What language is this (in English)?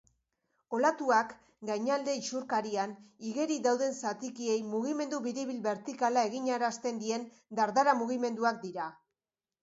Basque